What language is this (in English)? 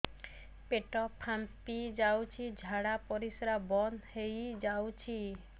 Odia